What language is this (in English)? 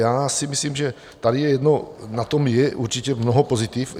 Czech